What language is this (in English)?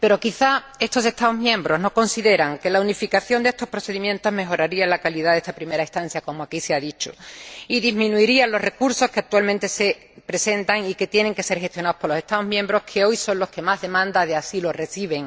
Spanish